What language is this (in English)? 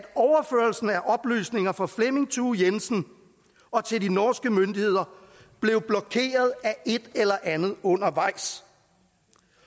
Danish